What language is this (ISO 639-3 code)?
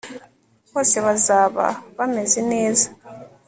kin